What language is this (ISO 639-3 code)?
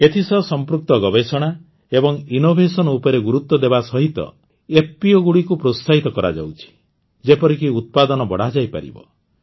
ori